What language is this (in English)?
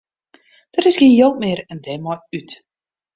Western Frisian